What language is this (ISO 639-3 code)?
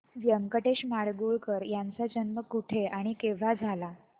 mar